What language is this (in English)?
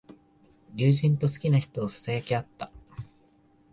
Japanese